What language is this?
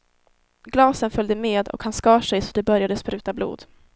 Swedish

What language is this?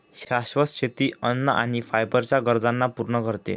Marathi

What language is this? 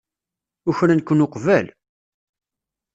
Kabyle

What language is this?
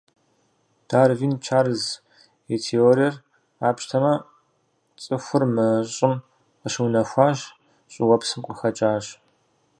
Kabardian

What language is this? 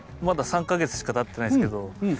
Japanese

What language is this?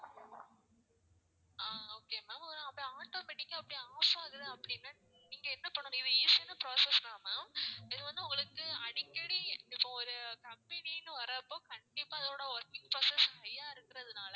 Tamil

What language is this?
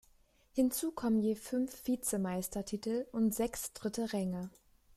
German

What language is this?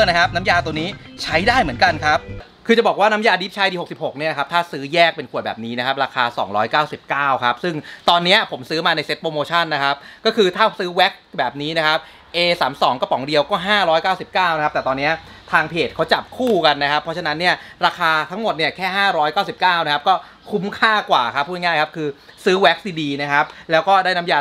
Thai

